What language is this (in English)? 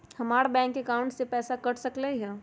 Magahi